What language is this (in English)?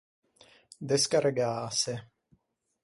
Ligurian